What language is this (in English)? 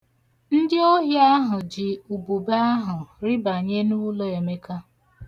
Igbo